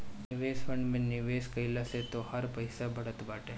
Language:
Bhojpuri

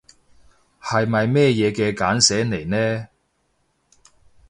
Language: Cantonese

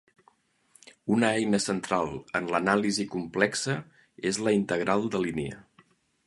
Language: Catalan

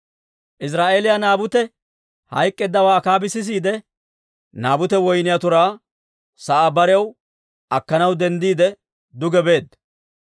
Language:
Dawro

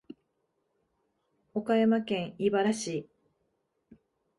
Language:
Japanese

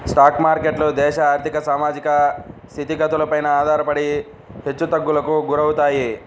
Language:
Telugu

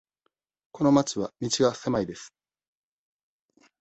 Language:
Japanese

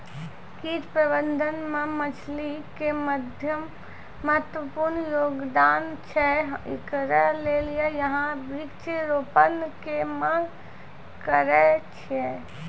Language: Maithili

